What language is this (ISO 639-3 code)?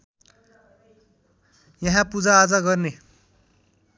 nep